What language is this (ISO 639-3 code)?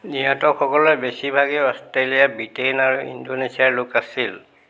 asm